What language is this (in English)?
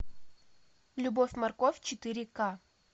Russian